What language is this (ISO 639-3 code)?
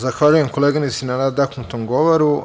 srp